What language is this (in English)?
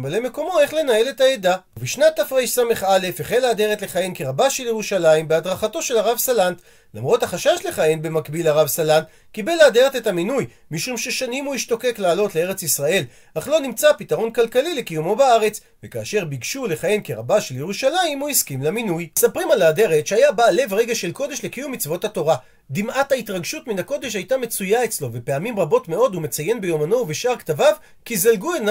Hebrew